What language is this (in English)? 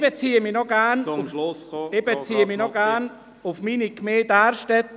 Swiss German